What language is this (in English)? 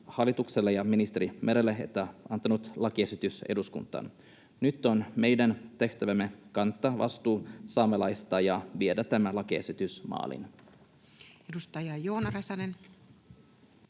Finnish